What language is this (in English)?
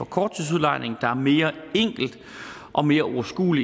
Danish